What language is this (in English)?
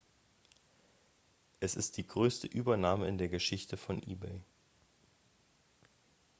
German